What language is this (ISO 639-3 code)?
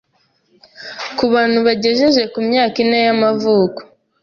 kin